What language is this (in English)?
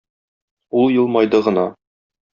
Tatar